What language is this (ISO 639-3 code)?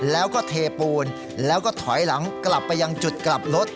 tha